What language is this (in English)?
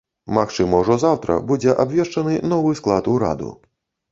Belarusian